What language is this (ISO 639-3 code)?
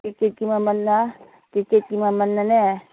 mni